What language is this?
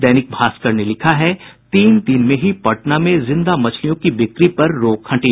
Hindi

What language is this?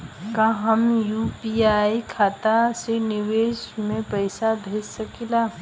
Bhojpuri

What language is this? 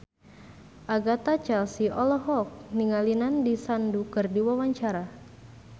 Sundanese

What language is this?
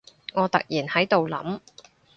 Cantonese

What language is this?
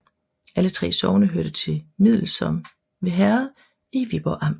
Danish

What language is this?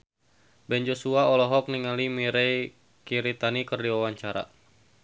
Sundanese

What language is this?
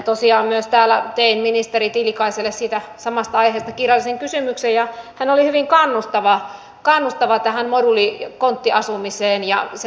Finnish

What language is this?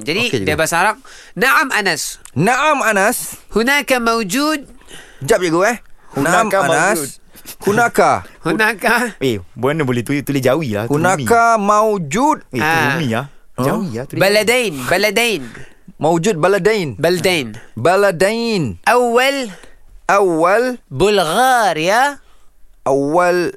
Malay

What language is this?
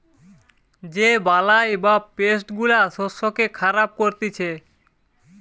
Bangla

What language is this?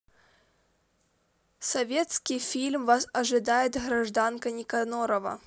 Russian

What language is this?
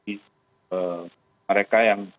Indonesian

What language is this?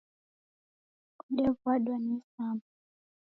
Taita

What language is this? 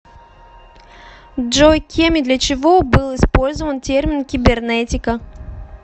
Russian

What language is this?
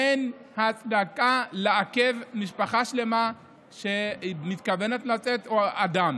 Hebrew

